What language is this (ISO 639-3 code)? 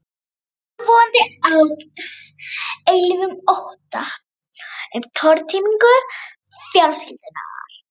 isl